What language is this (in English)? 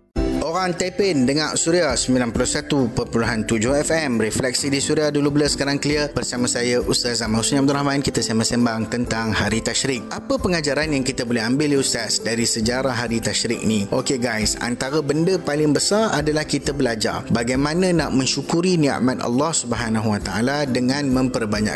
Malay